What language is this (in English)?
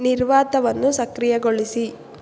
Kannada